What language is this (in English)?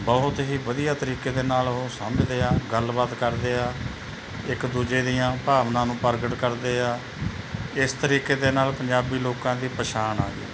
Punjabi